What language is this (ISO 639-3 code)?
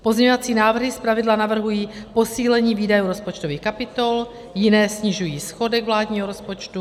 ces